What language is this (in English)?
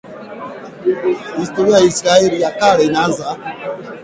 Swahili